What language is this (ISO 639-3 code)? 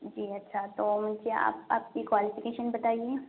urd